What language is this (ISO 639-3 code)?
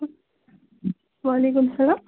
kas